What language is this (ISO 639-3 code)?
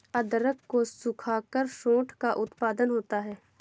hin